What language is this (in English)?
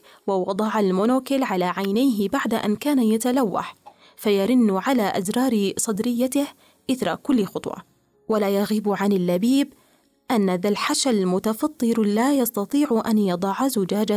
Arabic